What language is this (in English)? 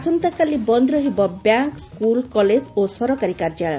Odia